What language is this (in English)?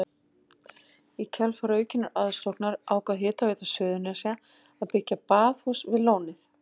Icelandic